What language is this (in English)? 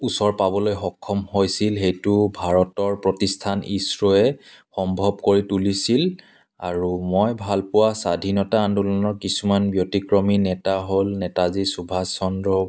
Assamese